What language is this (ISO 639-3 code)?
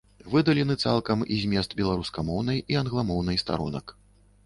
bel